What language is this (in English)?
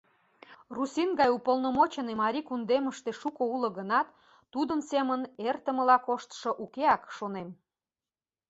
Mari